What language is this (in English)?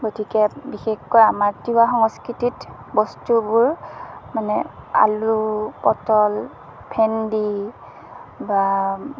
Assamese